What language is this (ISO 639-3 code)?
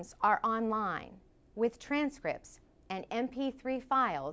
vie